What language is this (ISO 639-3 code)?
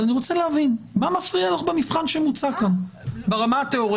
heb